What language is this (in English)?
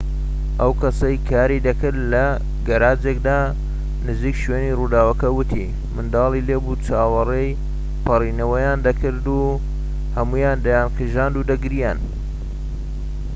Central Kurdish